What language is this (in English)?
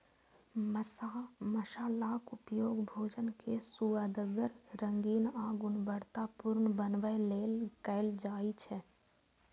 Maithili